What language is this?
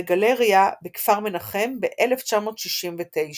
Hebrew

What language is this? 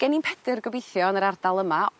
Welsh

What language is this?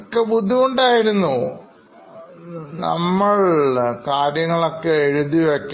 Malayalam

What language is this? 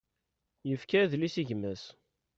Kabyle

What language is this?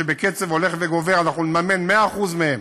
Hebrew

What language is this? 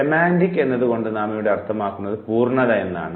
Malayalam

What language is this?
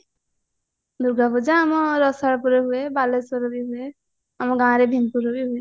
Odia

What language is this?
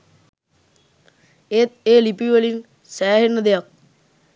Sinhala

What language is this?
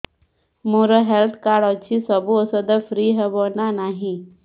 Odia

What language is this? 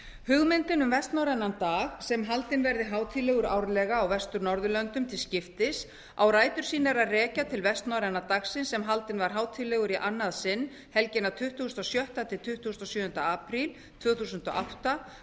Icelandic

